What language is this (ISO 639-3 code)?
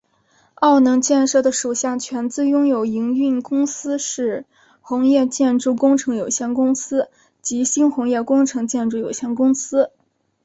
zho